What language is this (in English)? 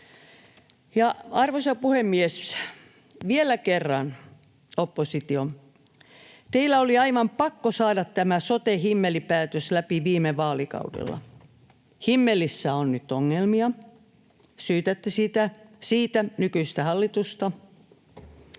Finnish